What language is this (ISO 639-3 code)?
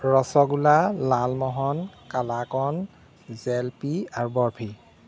asm